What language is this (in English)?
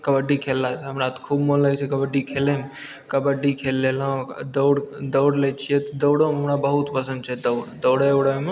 Maithili